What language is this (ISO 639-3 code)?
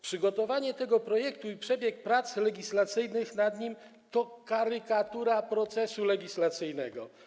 pol